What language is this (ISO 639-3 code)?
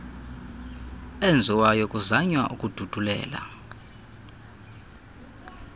xho